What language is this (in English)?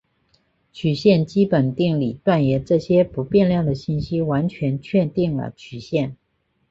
Chinese